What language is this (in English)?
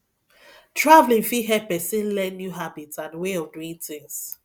Nigerian Pidgin